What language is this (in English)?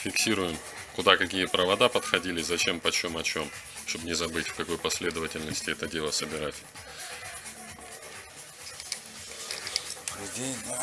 Russian